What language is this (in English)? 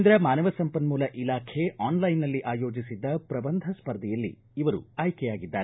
Kannada